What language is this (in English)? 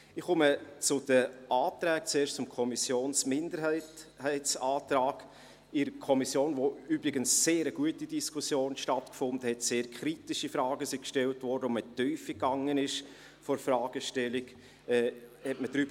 Swiss German